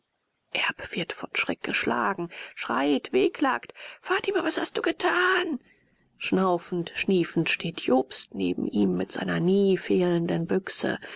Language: German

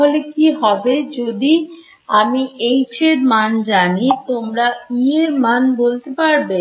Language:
Bangla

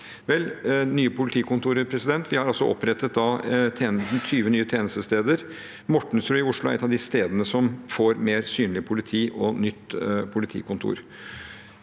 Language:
Norwegian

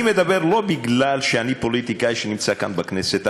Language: Hebrew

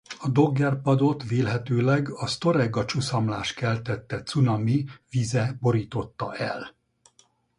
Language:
Hungarian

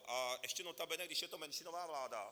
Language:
Czech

